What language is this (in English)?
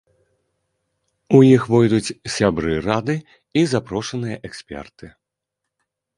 Belarusian